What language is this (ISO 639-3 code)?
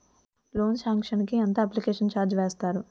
tel